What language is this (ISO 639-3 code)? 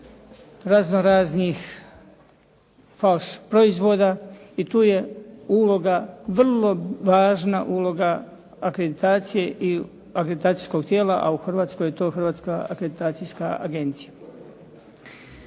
hrv